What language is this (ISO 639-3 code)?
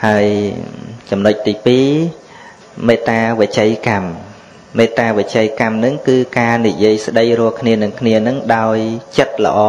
vie